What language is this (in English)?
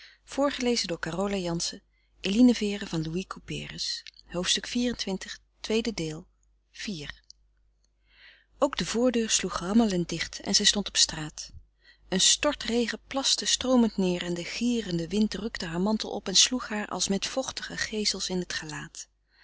Dutch